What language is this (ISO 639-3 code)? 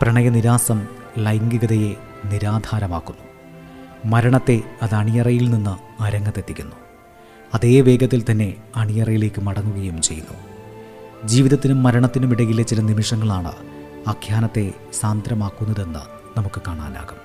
mal